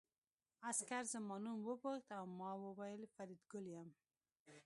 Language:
Pashto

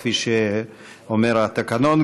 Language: Hebrew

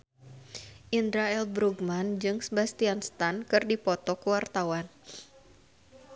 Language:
Sundanese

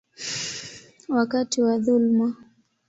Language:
Swahili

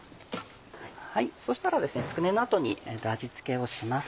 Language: Japanese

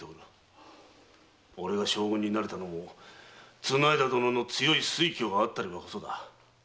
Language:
Japanese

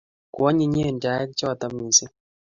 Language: Kalenjin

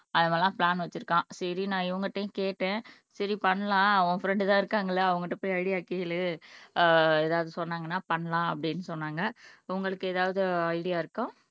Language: Tamil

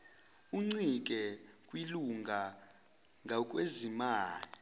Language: Zulu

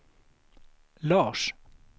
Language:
Swedish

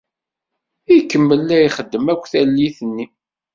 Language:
Kabyle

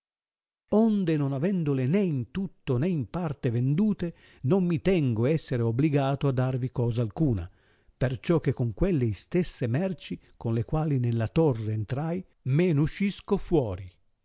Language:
Italian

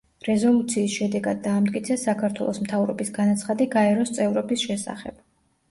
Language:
Georgian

